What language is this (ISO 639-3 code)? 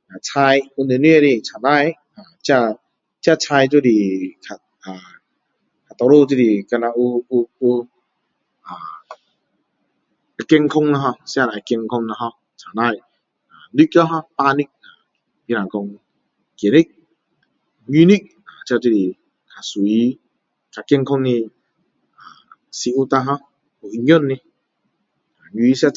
cdo